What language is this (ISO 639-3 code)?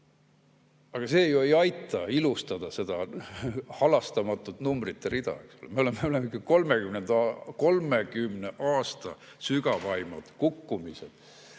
est